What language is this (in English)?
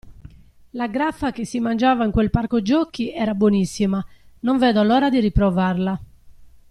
Italian